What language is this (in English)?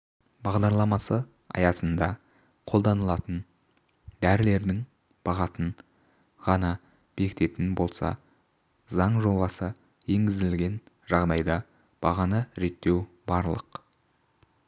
Kazakh